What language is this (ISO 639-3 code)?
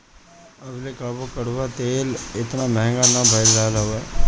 bho